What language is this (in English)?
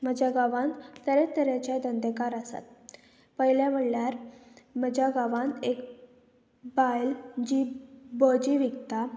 Konkani